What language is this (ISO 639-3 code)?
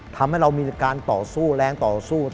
tha